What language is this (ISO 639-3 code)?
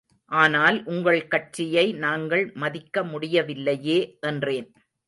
tam